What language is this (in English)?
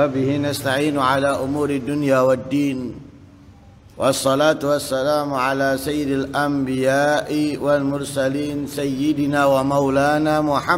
Indonesian